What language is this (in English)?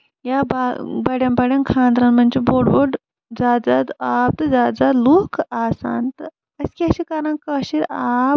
Kashmiri